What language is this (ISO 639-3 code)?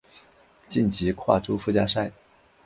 zho